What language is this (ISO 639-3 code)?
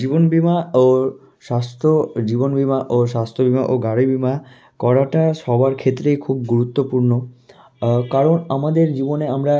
ben